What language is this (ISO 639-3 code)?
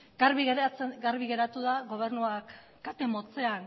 eus